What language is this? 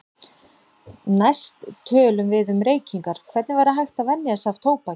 Icelandic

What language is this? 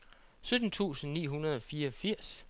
Danish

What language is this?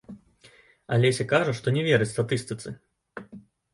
Belarusian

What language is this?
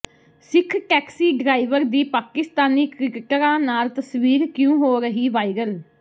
Punjabi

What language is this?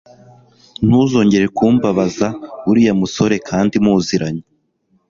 Kinyarwanda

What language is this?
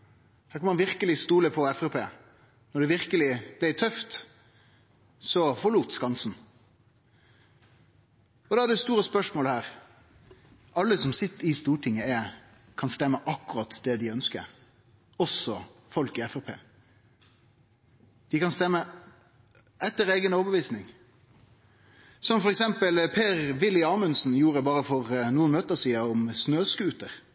Norwegian Nynorsk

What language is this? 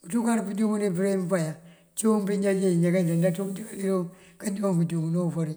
Mandjak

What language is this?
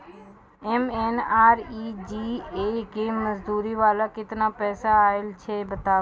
Maithili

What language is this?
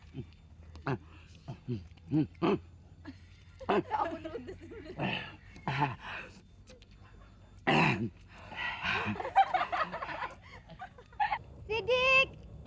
Indonesian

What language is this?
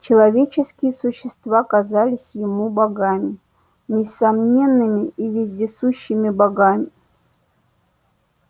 Russian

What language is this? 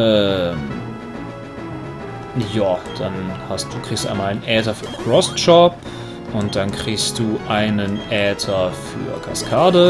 German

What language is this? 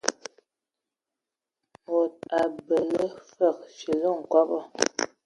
Ewondo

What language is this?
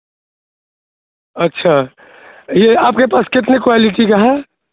Urdu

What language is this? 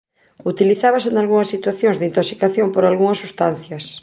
Galician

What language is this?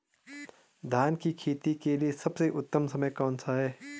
Hindi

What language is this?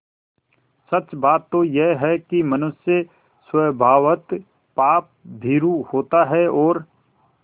Hindi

